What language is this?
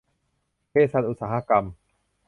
Thai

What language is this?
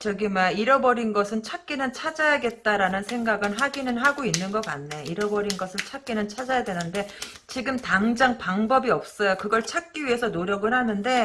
Korean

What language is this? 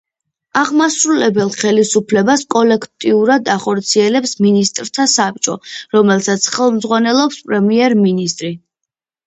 Georgian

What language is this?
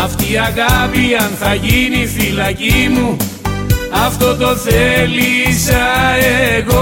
Greek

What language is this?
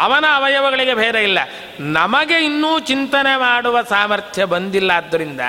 Kannada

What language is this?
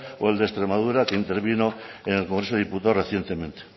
Spanish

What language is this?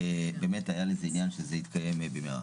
Hebrew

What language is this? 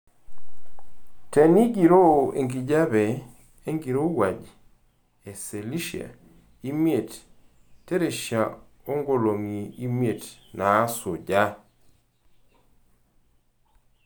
Masai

